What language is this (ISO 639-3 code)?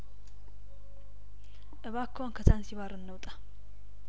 amh